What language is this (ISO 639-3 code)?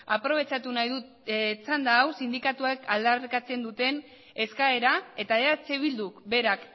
eus